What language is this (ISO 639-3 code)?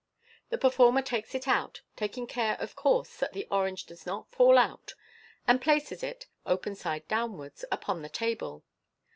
eng